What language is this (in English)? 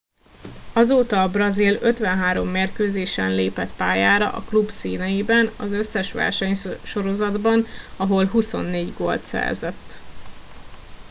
Hungarian